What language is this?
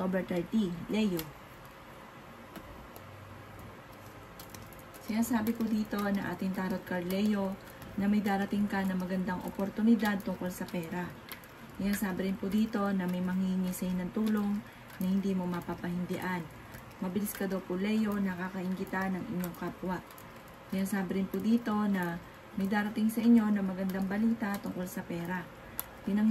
Filipino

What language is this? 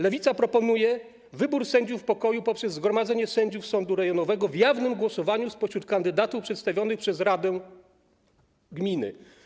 Polish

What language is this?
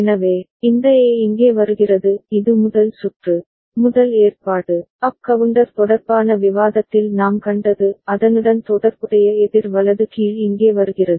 Tamil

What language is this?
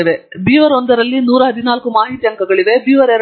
Kannada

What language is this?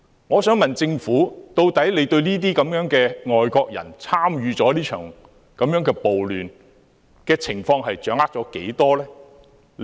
Cantonese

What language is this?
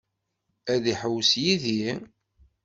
Kabyle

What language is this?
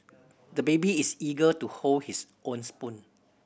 English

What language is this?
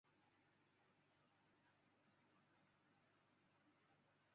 Chinese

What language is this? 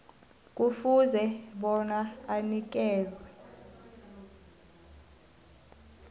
South Ndebele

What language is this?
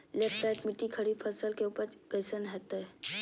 Magahi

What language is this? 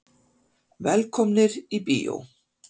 Icelandic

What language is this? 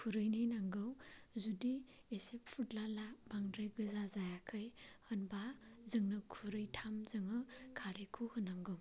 Bodo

